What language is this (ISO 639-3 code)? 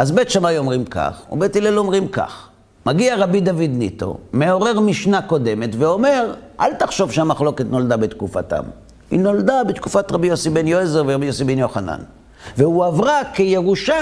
heb